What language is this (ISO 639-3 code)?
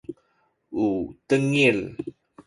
szy